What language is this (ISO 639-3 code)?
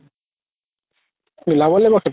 asm